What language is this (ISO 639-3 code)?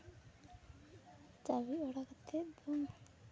sat